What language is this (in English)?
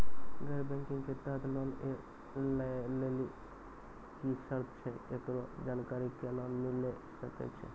Maithili